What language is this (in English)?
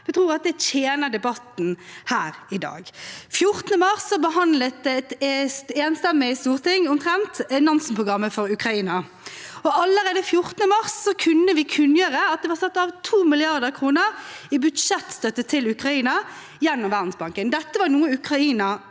Norwegian